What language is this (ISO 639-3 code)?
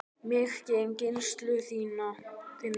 isl